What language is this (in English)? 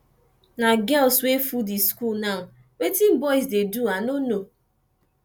Nigerian Pidgin